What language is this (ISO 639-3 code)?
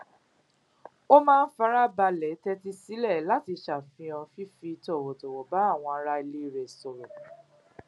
yor